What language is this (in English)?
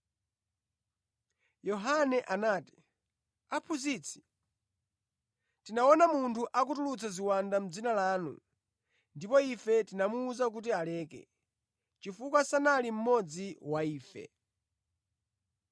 Nyanja